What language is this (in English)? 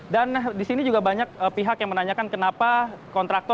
Indonesian